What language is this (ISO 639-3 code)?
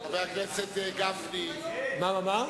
heb